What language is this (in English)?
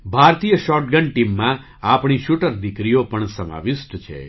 Gujarati